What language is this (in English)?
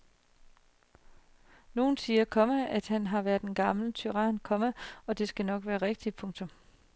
Danish